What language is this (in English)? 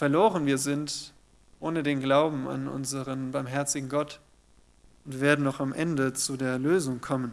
German